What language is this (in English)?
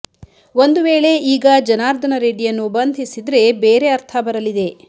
Kannada